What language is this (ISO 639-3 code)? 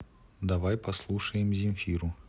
rus